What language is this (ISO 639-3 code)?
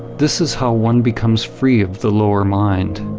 eng